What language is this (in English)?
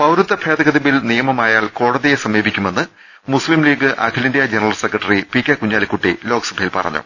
Malayalam